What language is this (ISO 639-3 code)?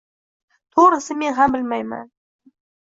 uzb